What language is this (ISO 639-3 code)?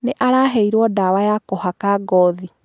kik